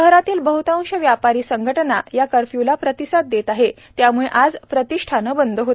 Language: Marathi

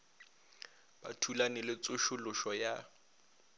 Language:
Northern Sotho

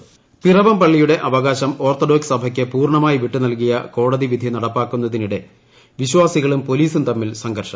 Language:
Malayalam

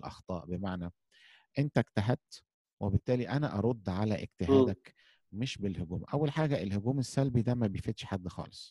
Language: Arabic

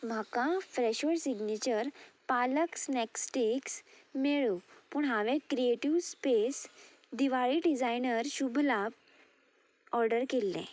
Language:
Konkani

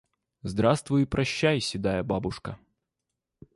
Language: Russian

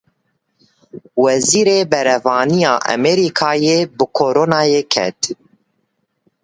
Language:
Kurdish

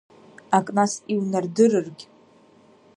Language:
Abkhazian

